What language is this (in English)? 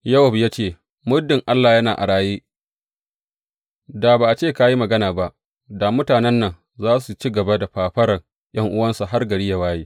Hausa